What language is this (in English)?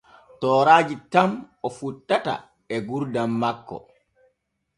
Borgu Fulfulde